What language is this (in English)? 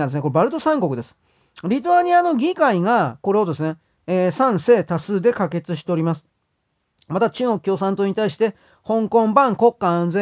Japanese